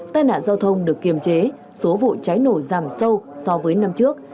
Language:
Vietnamese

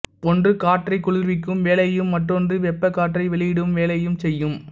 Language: Tamil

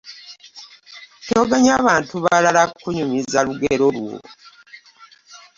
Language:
Ganda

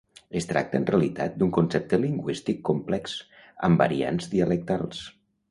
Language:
Catalan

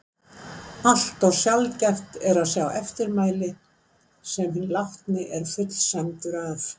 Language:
Icelandic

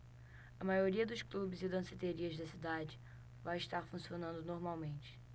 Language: Portuguese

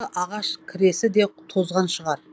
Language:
Kazakh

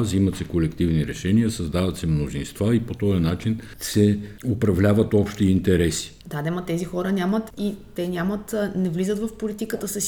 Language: Bulgarian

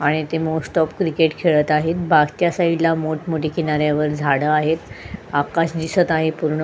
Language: Marathi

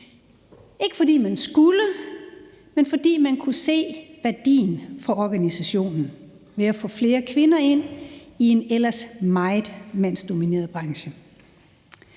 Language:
Danish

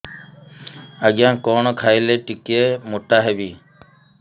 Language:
Odia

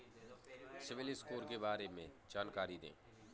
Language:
Hindi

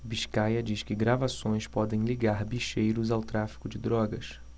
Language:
Portuguese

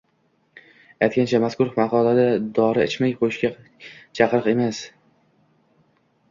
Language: Uzbek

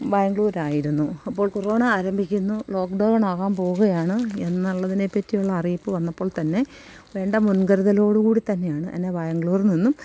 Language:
Malayalam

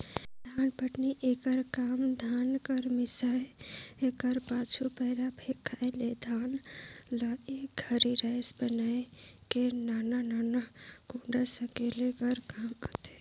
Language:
Chhattisgarhi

